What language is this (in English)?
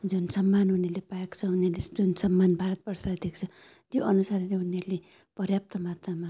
Nepali